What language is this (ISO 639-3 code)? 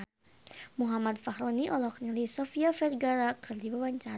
sun